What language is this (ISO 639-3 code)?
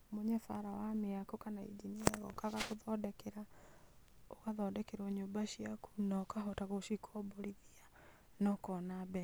kik